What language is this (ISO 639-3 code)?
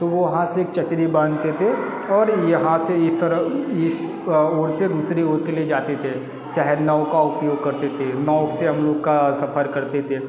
hin